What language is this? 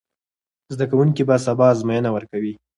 Pashto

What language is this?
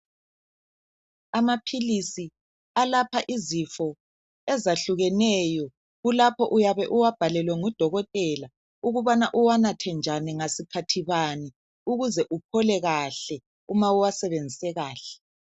North Ndebele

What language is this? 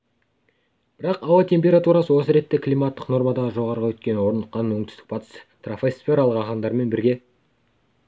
Kazakh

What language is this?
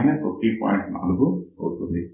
Telugu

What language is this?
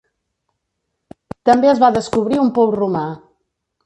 Catalan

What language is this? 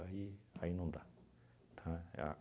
Portuguese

